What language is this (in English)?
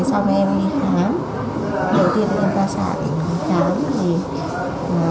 Vietnamese